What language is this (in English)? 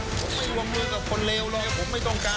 Thai